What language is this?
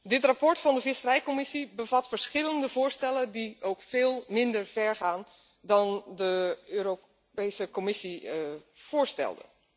Dutch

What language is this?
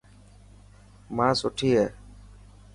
Dhatki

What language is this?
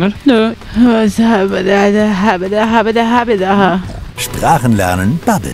German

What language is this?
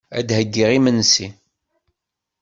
Kabyle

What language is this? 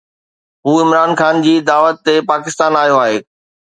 Sindhi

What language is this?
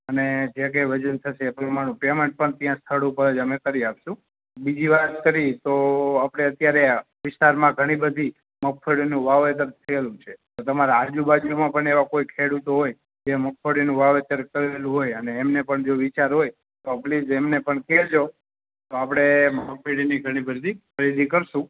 Gujarati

